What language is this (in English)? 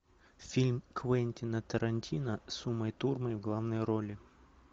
Russian